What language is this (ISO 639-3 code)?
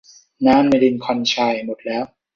tha